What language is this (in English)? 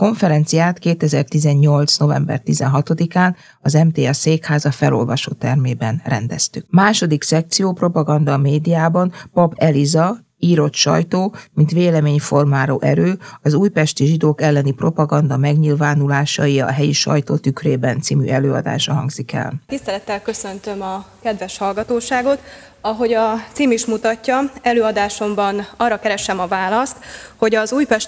Hungarian